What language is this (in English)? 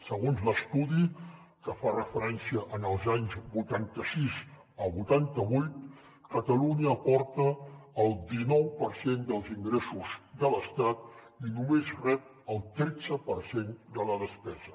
Catalan